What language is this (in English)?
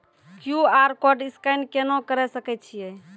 Maithili